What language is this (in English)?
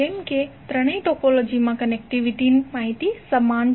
Gujarati